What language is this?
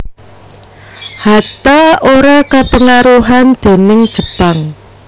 Javanese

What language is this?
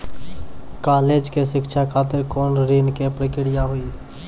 Maithili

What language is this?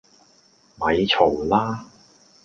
Cantonese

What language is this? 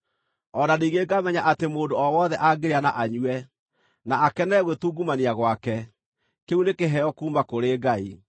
Kikuyu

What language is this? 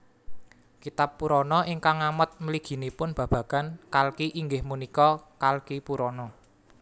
Javanese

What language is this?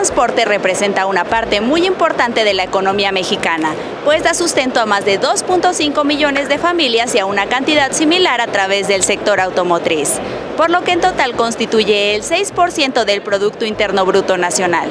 Spanish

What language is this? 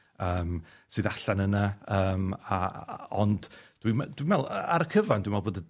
Welsh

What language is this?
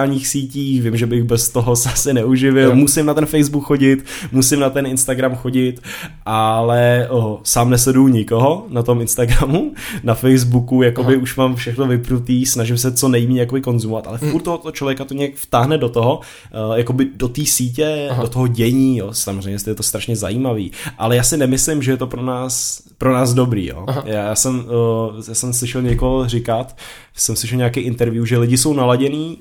Czech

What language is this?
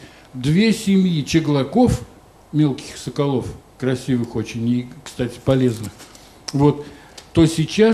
Russian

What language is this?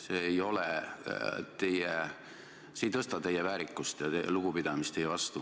Estonian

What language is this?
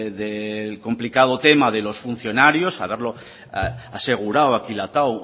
Spanish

